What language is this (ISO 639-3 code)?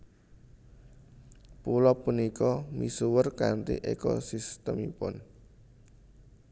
jav